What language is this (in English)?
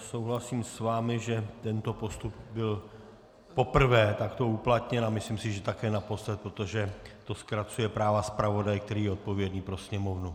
Czech